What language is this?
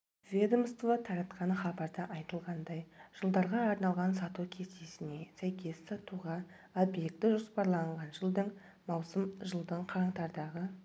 Kazakh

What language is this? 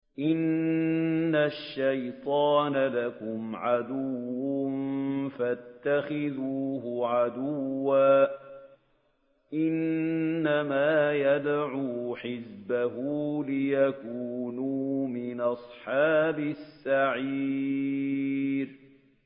Arabic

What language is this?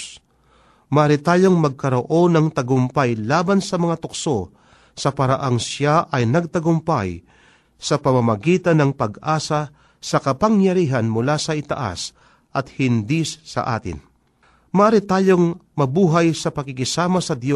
Filipino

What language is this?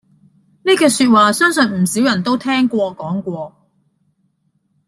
Cantonese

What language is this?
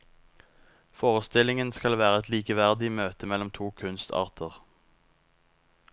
Norwegian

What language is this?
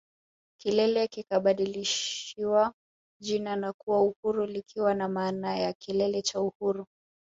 Swahili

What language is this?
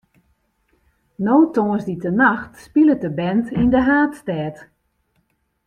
Western Frisian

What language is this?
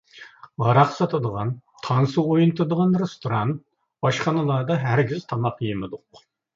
Uyghur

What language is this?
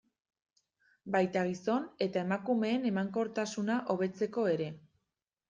Basque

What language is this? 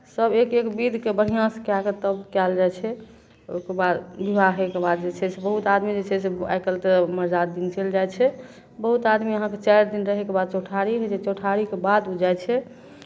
Maithili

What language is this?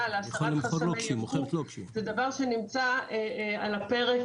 Hebrew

